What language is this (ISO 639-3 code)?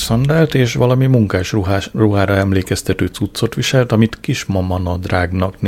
hun